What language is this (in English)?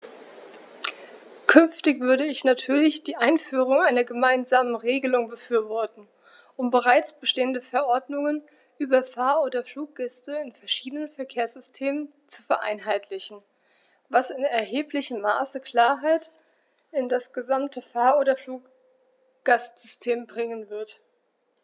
German